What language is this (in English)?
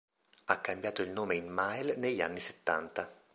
Italian